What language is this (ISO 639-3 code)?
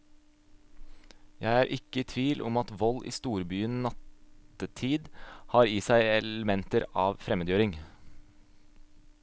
nor